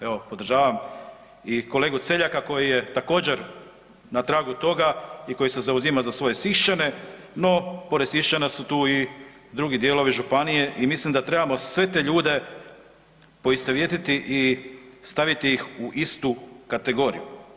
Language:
Croatian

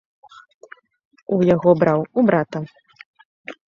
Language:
Belarusian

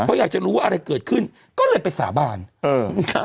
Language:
Thai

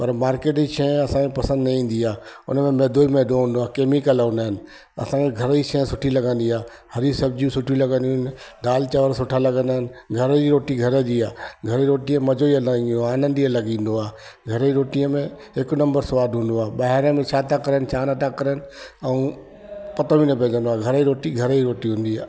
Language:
Sindhi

